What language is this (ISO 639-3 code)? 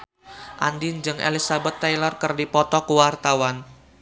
sun